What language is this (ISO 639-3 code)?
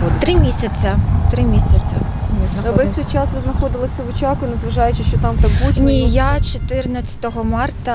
ukr